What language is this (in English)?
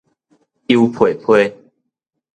Min Nan Chinese